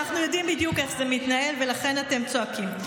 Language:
Hebrew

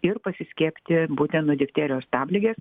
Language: Lithuanian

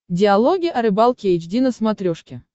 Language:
Russian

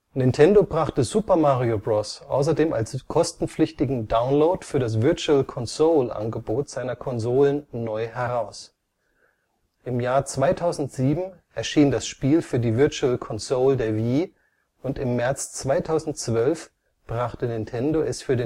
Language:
German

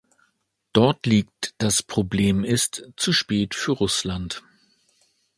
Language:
German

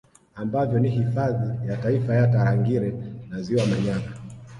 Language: Swahili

